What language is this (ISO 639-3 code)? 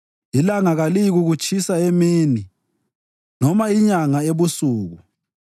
nde